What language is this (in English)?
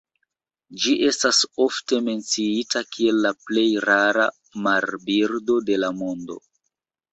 Esperanto